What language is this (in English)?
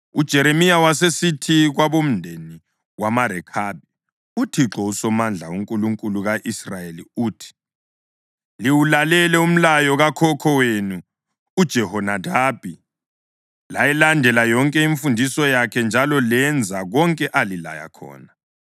North Ndebele